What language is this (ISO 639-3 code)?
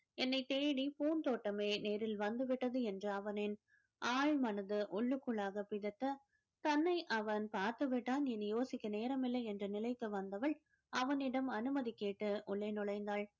tam